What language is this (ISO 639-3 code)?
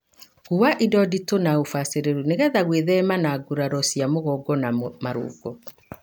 kik